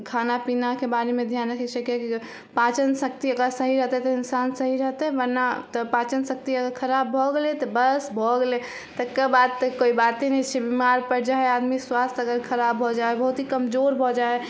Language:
Maithili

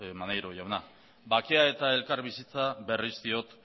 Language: Basque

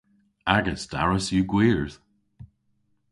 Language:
Cornish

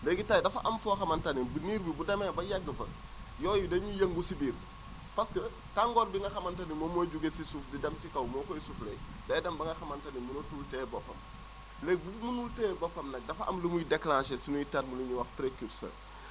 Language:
Wolof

